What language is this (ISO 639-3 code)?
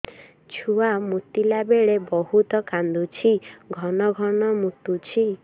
ori